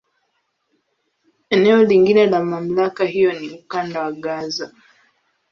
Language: Swahili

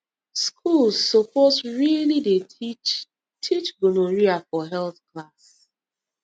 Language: Nigerian Pidgin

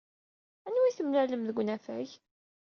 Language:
Kabyle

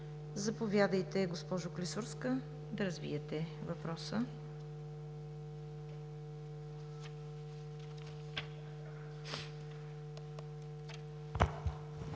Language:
Bulgarian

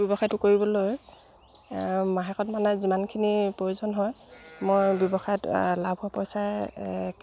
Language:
Assamese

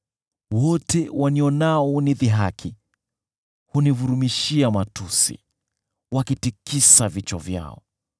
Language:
Swahili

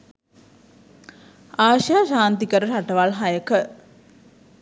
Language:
Sinhala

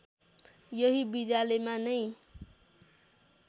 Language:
Nepali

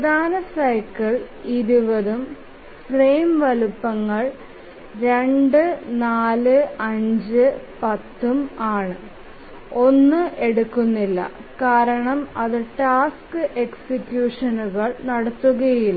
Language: Malayalam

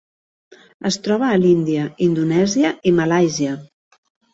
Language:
Catalan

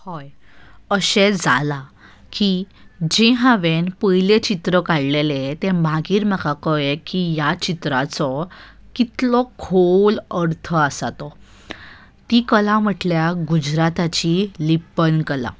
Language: Konkani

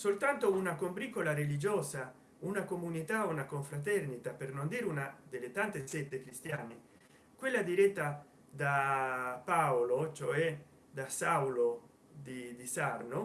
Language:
Italian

